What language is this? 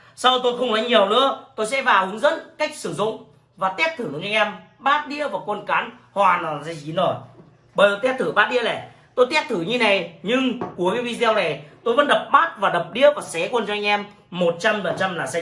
Vietnamese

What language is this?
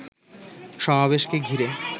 Bangla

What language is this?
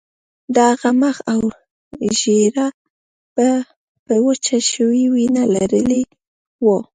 Pashto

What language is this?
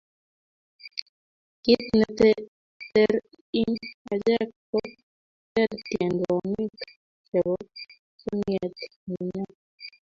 Kalenjin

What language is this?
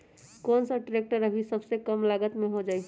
Magahi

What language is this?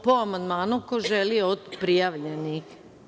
Serbian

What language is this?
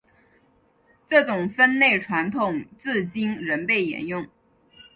Chinese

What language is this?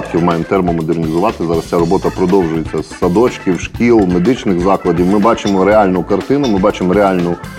Ukrainian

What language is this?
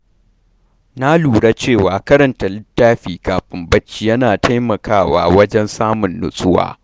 Hausa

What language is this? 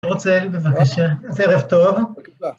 Hebrew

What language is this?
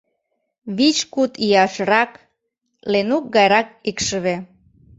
Mari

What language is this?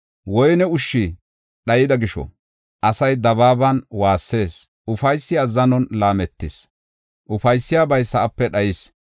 Gofa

